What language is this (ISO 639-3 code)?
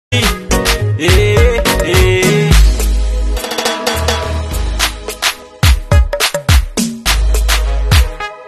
kor